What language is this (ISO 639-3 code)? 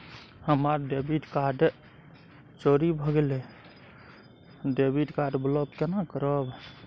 mai